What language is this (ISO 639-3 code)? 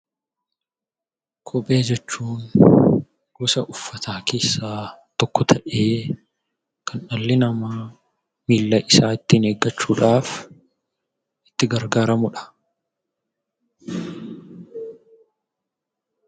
orm